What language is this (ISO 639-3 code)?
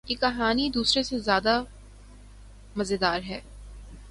urd